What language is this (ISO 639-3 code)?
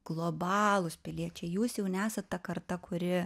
lit